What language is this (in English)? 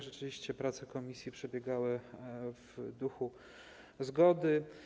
Polish